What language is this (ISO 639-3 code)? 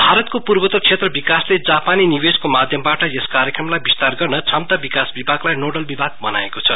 nep